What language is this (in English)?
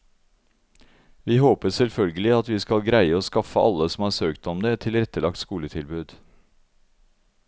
Norwegian